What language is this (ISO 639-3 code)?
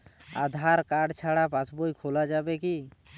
ben